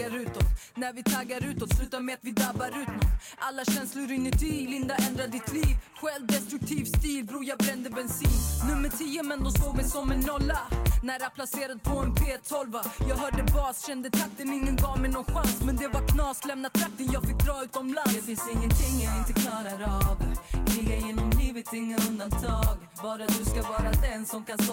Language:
Swedish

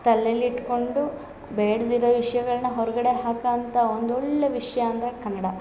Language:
Kannada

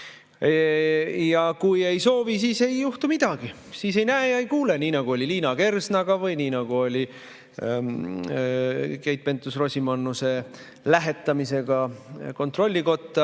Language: Estonian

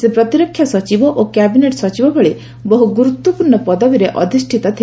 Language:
Odia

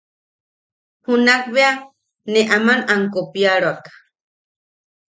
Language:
Yaqui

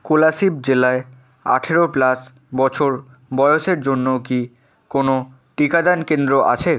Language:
Bangla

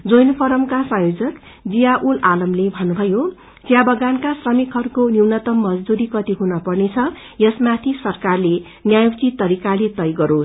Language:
Nepali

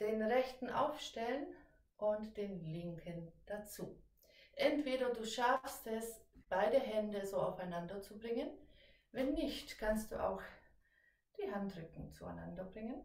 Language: German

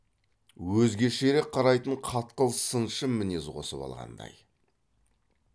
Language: Kazakh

